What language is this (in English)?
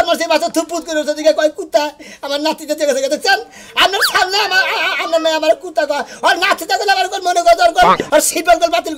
Bangla